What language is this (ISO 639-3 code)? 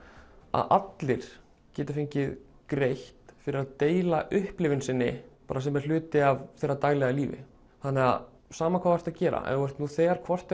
isl